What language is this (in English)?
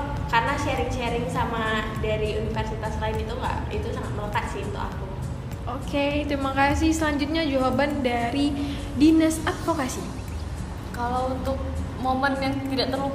Indonesian